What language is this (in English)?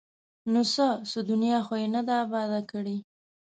Pashto